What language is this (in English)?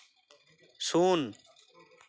Santali